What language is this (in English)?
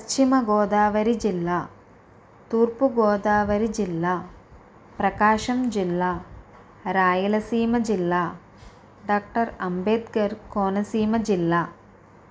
Telugu